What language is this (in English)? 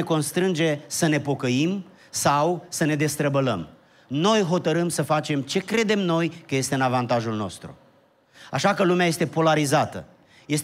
Romanian